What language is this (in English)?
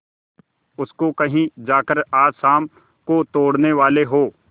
Hindi